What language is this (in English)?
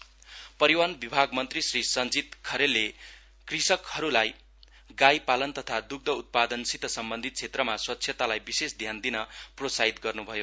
Nepali